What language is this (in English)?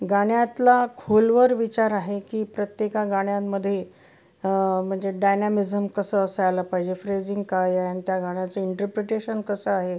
Marathi